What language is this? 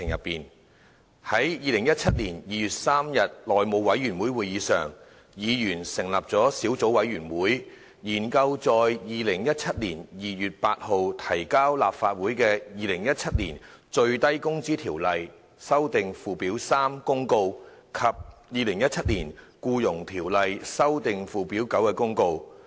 Cantonese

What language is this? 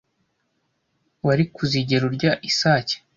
Kinyarwanda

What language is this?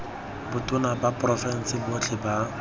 Tswana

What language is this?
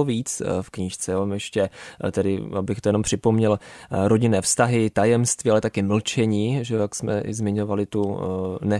Czech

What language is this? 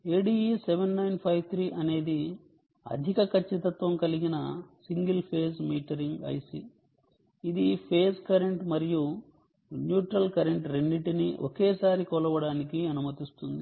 Telugu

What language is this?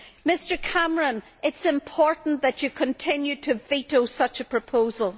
English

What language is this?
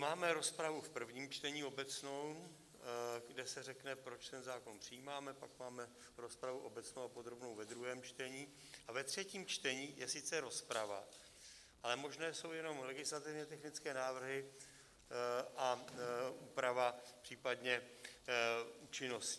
Czech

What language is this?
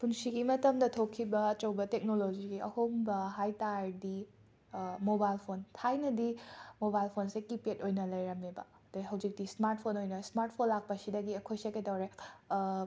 Manipuri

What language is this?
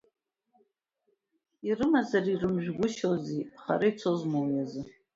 Abkhazian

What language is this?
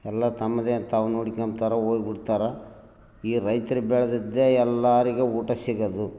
Kannada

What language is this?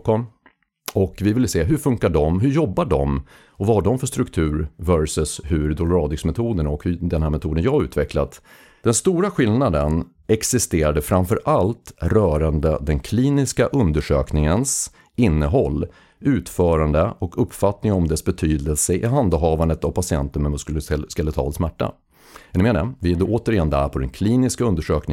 Swedish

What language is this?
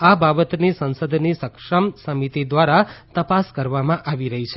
Gujarati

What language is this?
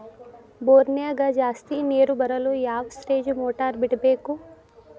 Kannada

